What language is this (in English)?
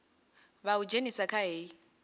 Venda